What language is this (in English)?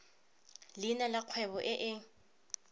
Tswana